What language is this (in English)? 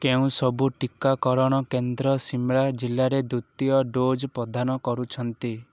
Odia